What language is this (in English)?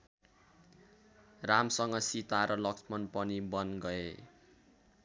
Nepali